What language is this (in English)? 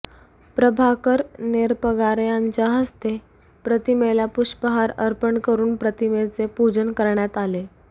Marathi